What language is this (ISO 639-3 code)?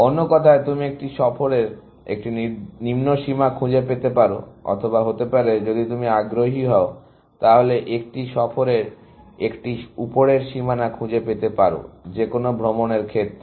ben